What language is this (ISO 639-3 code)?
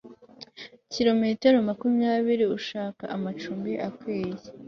kin